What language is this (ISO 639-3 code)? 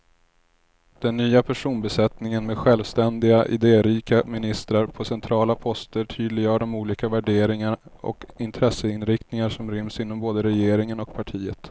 swe